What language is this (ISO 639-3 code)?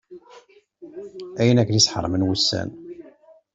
kab